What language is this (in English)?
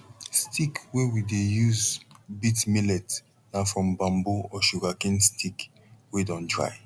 Nigerian Pidgin